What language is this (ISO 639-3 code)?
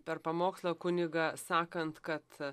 lit